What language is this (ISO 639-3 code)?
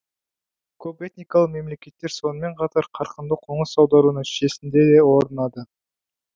kaz